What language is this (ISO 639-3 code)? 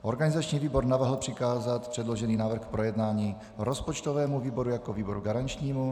ces